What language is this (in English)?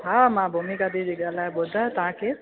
Sindhi